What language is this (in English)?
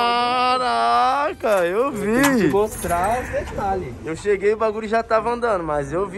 Portuguese